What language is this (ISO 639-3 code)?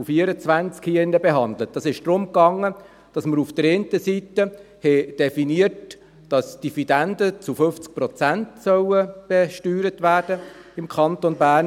gsw